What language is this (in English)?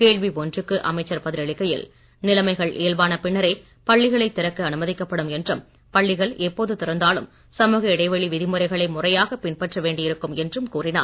Tamil